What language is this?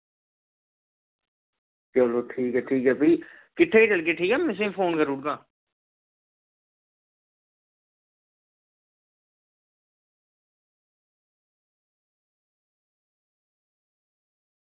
Dogri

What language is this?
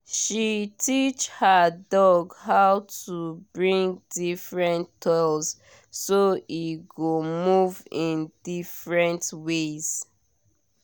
Nigerian Pidgin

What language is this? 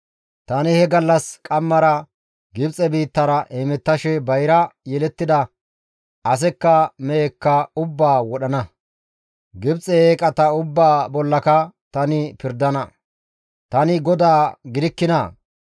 Gamo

